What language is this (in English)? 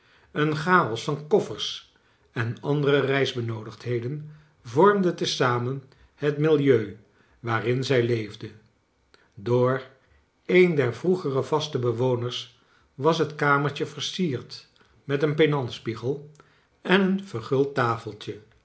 Dutch